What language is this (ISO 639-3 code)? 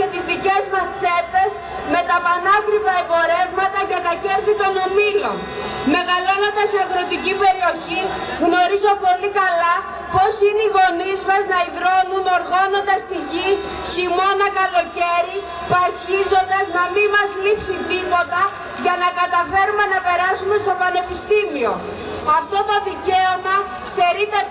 ell